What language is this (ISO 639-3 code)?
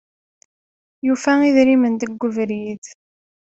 kab